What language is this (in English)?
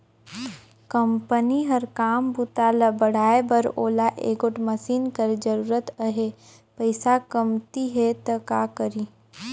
Chhattisgarhi